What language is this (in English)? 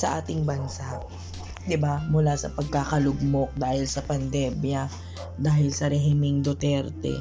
Filipino